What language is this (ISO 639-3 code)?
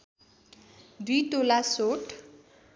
nep